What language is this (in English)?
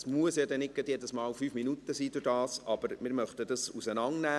Swiss German